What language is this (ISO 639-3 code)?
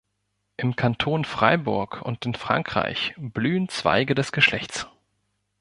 deu